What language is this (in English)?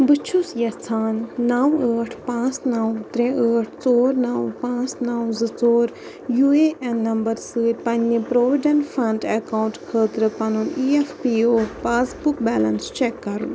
Kashmiri